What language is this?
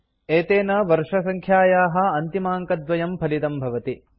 Sanskrit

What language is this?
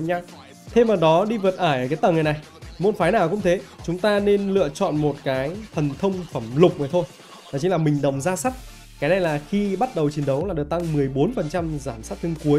Vietnamese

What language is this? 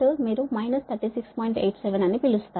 Telugu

